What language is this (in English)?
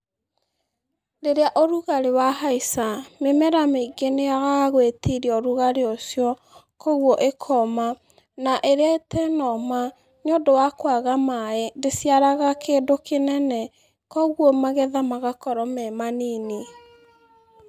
Kikuyu